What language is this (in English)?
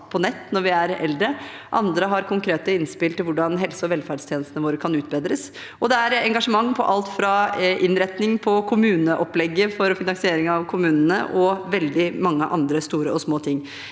Norwegian